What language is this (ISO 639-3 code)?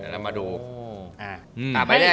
tha